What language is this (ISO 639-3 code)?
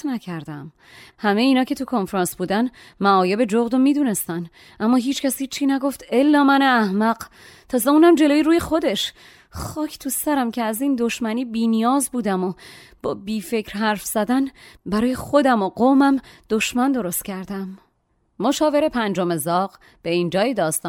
fas